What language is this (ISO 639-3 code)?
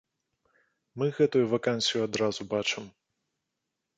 bel